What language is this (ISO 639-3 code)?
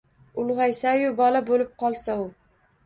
uzb